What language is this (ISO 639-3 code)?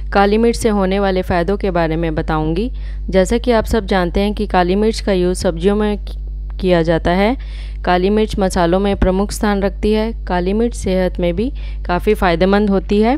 hin